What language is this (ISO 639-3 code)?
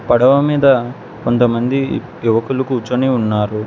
tel